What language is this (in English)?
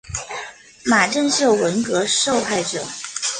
Chinese